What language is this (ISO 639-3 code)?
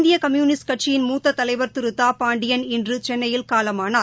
tam